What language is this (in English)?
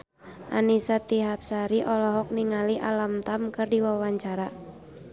Sundanese